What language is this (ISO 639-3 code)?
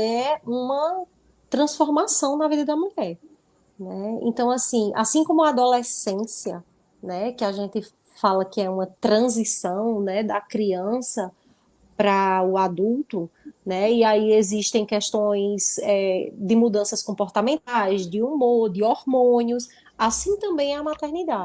por